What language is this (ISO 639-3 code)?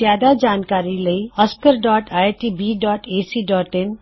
pan